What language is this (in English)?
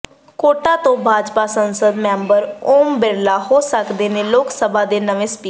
Punjabi